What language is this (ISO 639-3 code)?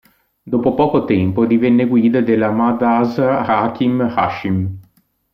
ita